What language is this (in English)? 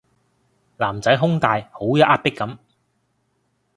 Cantonese